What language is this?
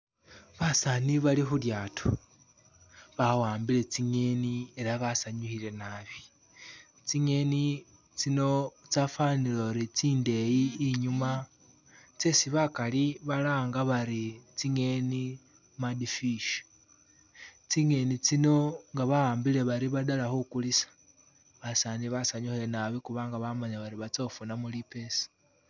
Masaaba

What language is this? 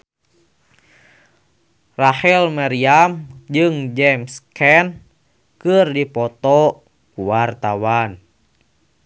Sundanese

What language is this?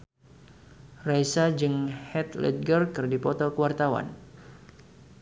Sundanese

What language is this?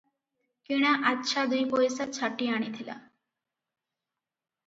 Odia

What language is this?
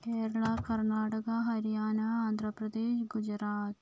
Malayalam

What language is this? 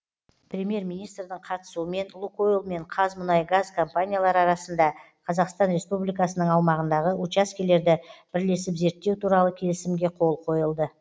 Kazakh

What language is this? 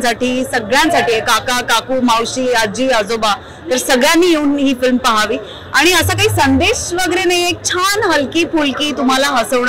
Marathi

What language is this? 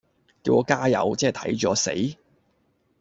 Cantonese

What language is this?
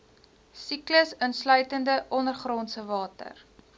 Afrikaans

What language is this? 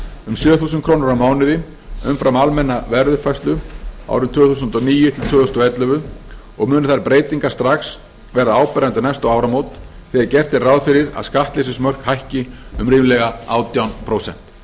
Icelandic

